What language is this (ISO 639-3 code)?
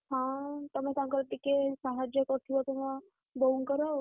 ori